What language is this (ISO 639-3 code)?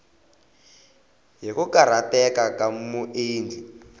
tso